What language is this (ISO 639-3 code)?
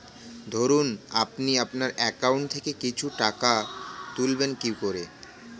ben